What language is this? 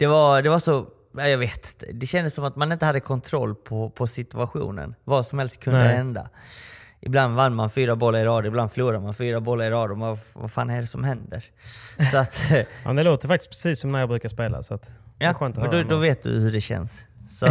Swedish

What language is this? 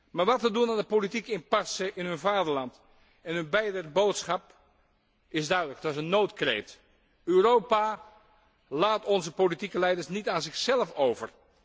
Dutch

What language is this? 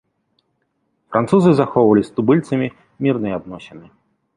Belarusian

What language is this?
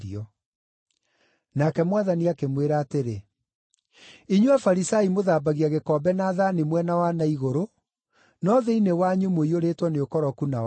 Kikuyu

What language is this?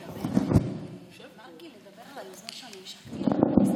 Hebrew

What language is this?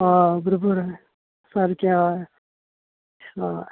Konkani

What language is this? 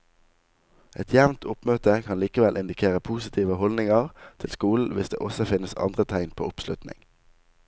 Norwegian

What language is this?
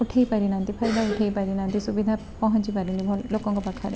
Odia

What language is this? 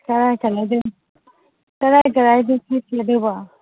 Manipuri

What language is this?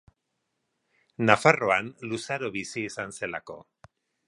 Basque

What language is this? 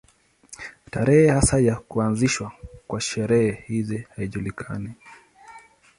Swahili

